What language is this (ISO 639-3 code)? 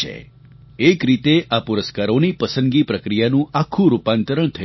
guj